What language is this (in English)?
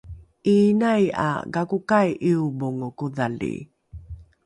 Rukai